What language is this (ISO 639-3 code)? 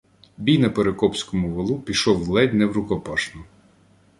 ukr